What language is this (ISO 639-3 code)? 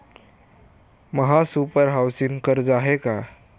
mar